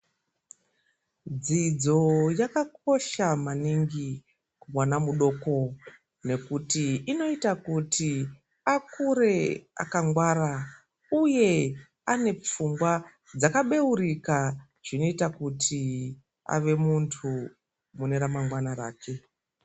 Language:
Ndau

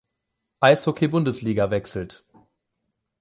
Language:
German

